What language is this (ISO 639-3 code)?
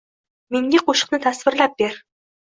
uzb